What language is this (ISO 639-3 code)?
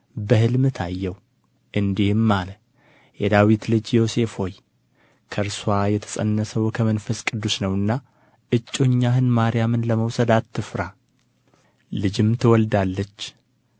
amh